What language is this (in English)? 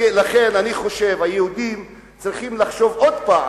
Hebrew